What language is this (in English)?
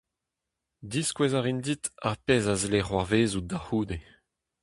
Breton